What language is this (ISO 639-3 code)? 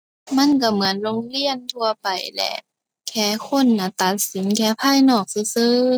tha